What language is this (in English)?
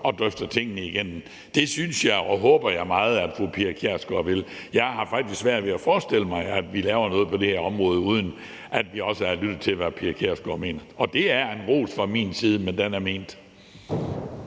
Danish